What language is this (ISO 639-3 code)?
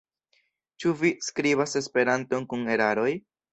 epo